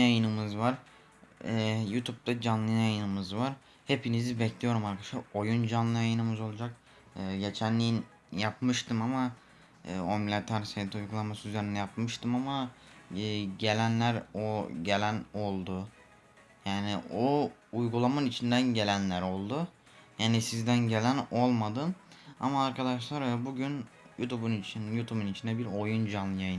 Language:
Turkish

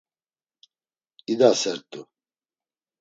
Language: Laz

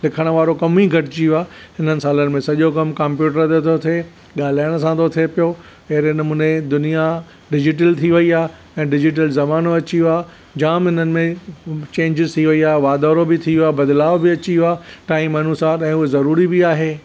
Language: Sindhi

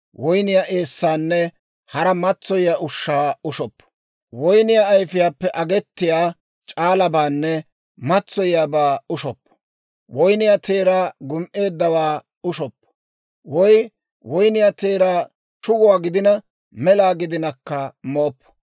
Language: Dawro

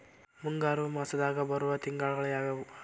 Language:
Kannada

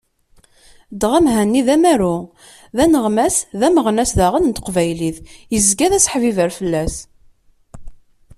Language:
Kabyle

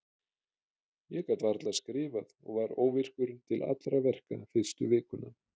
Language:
Icelandic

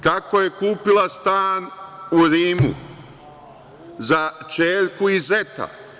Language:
Serbian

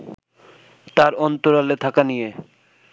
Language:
Bangla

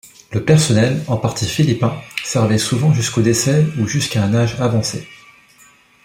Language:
French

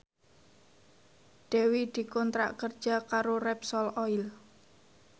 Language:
Javanese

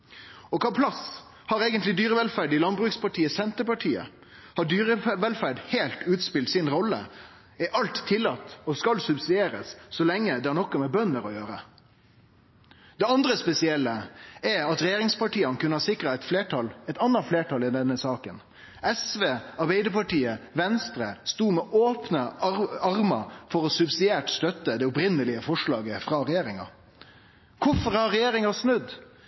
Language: Norwegian Nynorsk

